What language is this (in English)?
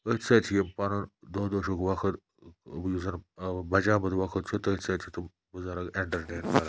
Kashmiri